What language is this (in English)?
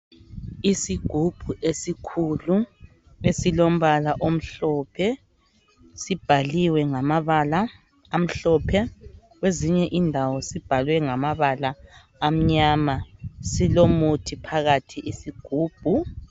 North Ndebele